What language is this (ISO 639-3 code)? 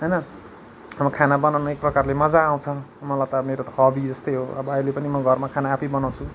nep